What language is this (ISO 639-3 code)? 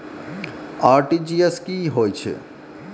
mai